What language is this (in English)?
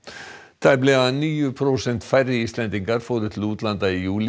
Icelandic